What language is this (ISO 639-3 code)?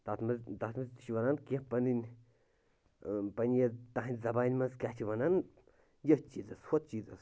kas